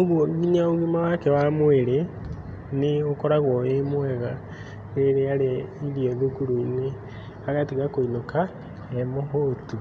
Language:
Kikuyu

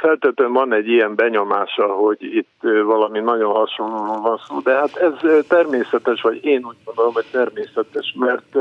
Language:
Hungarian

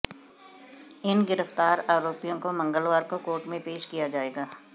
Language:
Hindi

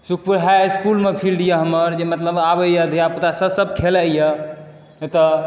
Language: Maithili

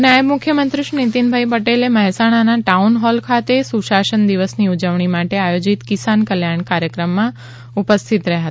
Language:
Gujarati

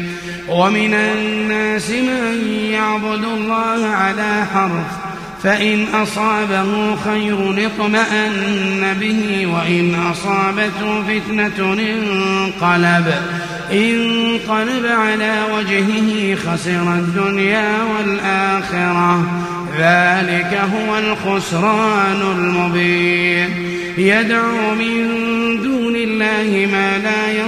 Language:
Arabic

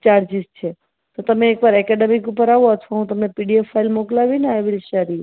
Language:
Gujarati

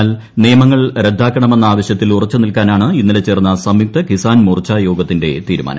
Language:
Malayalam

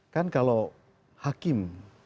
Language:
Indonesian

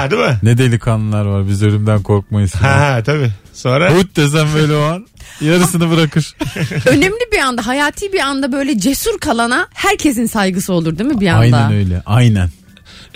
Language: Turkish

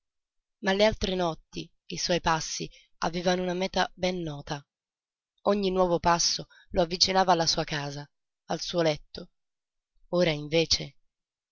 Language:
Italian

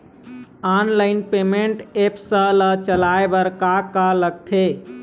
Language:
Chhattisgarhi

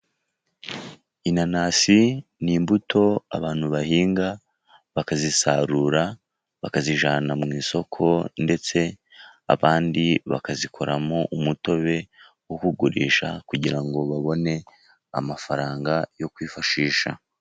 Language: Kinyarwanda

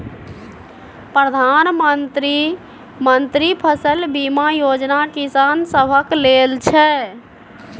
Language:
Maithili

